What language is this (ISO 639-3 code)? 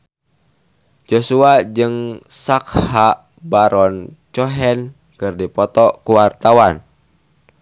sun